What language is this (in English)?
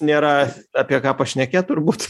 Lithuanian